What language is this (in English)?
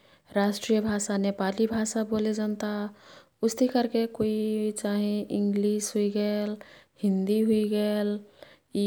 Kathoriya Tharu